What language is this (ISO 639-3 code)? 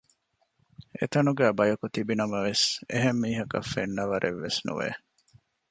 div